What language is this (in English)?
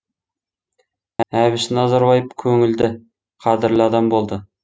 Kazakh